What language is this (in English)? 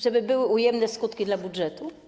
Polish